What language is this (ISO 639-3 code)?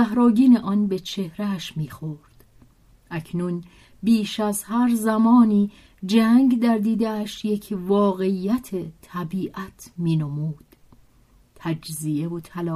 fas